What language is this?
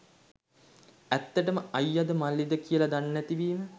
Sinhala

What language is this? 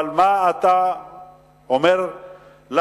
Hebrew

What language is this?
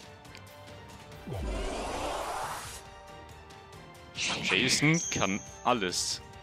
German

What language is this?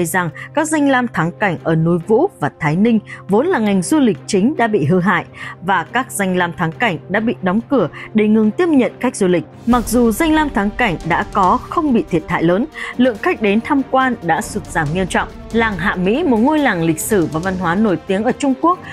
Vietnamese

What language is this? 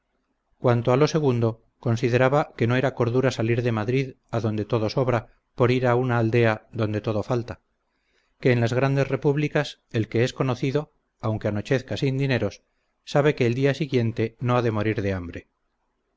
Spanish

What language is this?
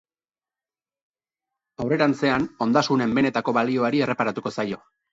Basque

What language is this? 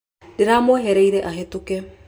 Kikuyu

